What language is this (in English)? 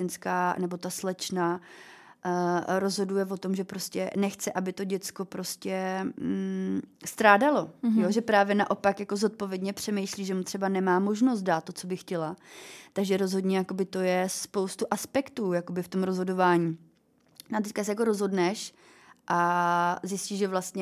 Czech